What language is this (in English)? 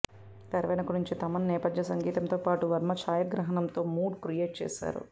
Telugu